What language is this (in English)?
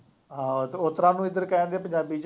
Punjabi